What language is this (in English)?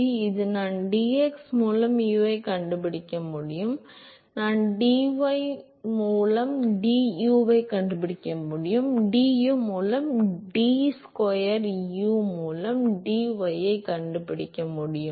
Tamil